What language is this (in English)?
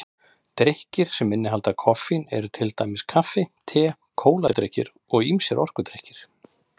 Icelandic